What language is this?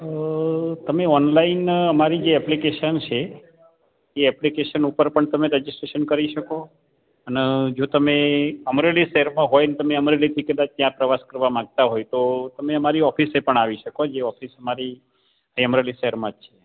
Gujarati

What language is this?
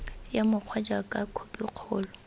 Tswana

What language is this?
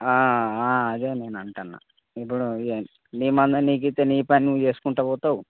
Telugu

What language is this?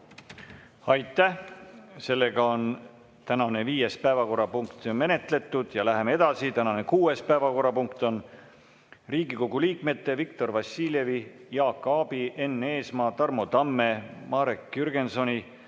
Estonian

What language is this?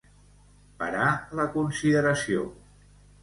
Catalan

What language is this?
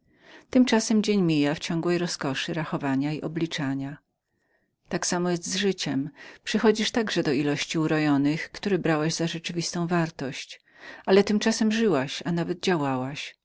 Polish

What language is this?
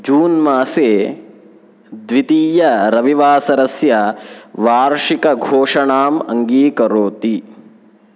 Sanskrit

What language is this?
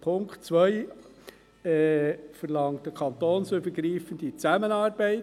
Swiss German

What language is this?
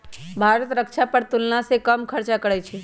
Magahi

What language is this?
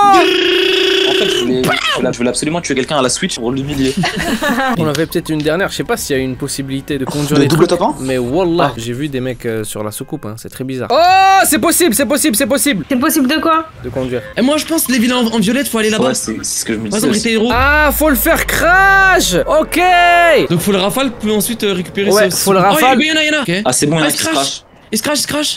French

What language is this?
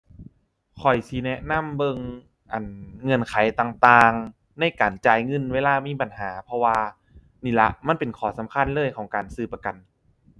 Thai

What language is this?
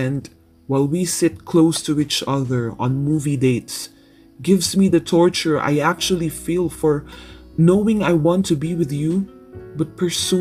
English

